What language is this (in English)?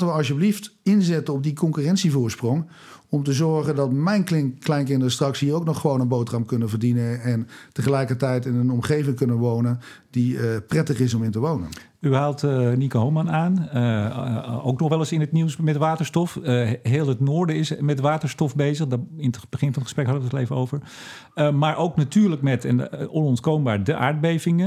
Dutch